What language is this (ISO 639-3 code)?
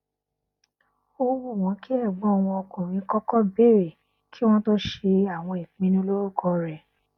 yor